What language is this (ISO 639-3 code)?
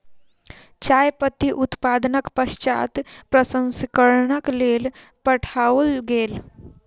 mai